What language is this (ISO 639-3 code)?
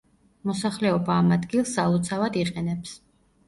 kat